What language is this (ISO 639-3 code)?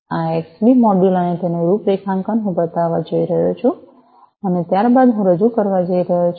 guj